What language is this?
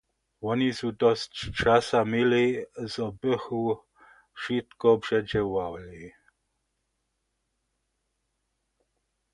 Upper Sorbian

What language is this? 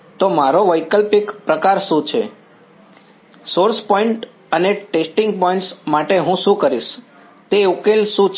Gujarati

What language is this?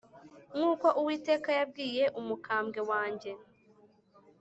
Kinyarwanda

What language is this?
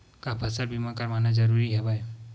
Chhattisgarhi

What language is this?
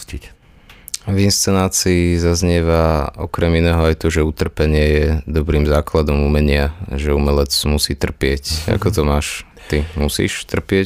Slovak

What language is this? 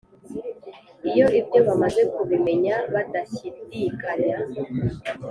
Kinyarwanda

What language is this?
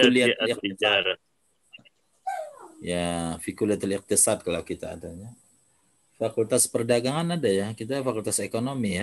Indonesian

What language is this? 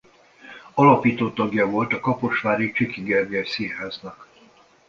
Hungarian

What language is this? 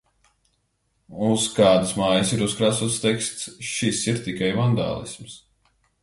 Latvian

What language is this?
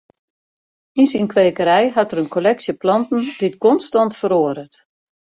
Western Frisian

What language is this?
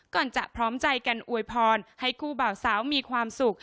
Thai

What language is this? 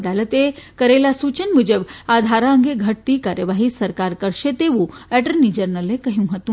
Gujarati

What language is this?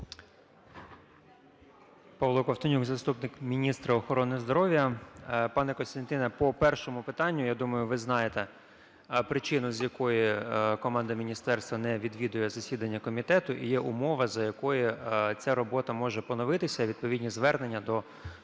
Ukrainian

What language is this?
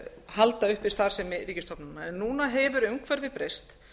Icelandic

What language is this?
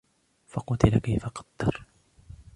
Arabic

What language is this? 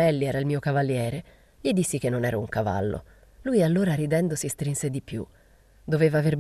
Italian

